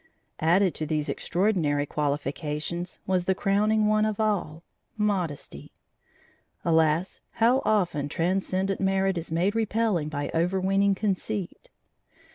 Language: English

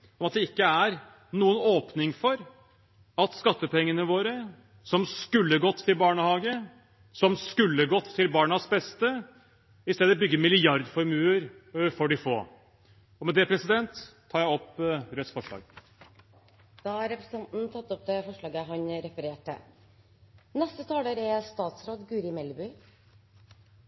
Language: Norwegian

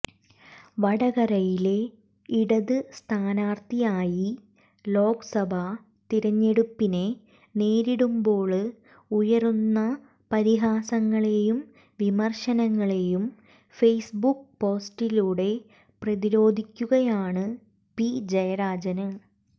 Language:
Malayalam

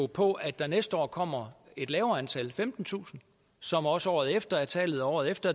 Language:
Danish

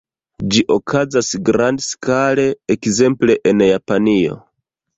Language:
Esperanto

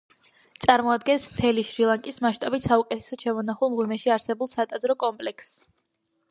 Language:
Georgian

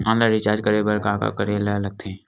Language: Chhattisgarhi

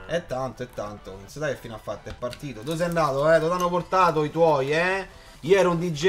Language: Italian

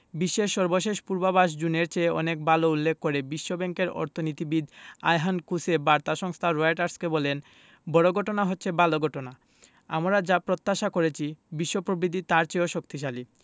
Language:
Bangla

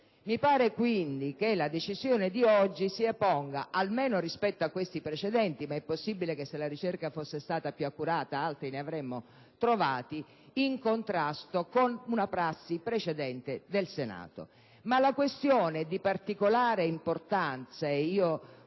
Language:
Italian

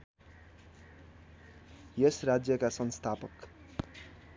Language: Nepali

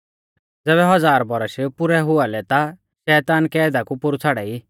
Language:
Mahasu Pahari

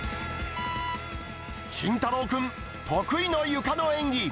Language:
Japanese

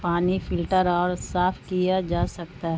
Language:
Urdu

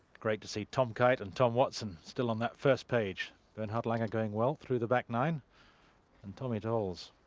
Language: English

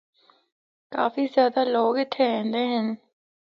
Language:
Northern Hindko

